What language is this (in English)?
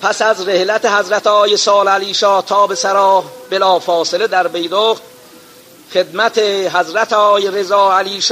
Persian